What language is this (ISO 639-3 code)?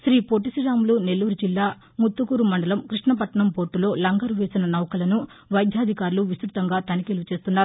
tel